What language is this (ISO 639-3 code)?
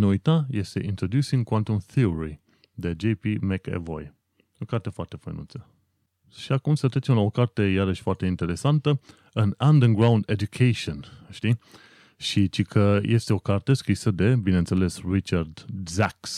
ron